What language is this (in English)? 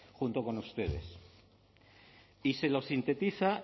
Spanish